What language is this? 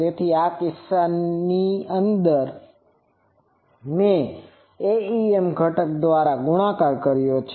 Gujarati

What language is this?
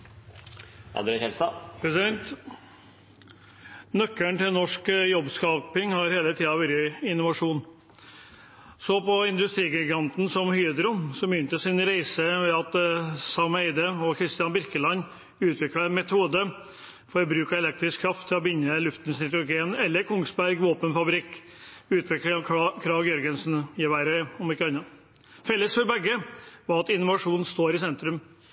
Norwegian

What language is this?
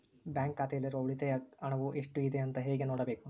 Kannada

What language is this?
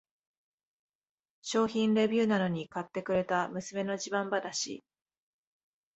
Japanese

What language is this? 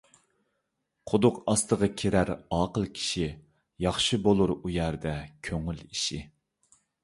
Uyghur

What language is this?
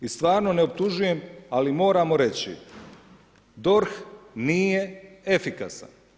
Croatian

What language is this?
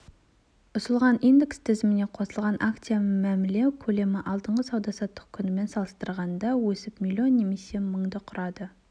Kazakh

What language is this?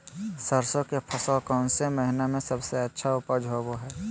Magahi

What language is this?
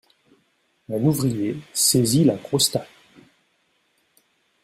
French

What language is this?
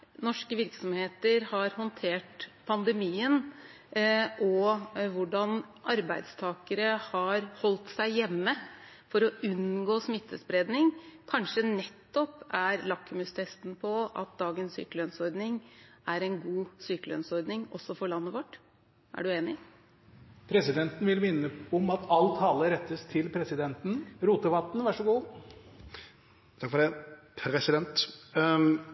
Norwegian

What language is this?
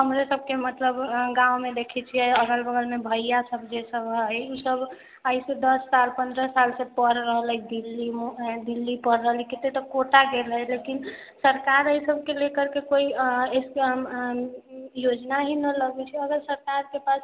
Maithili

